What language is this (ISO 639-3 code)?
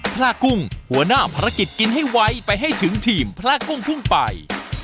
tha